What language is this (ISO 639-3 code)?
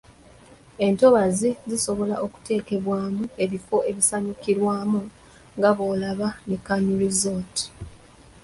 lug